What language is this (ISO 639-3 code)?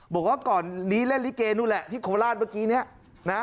tha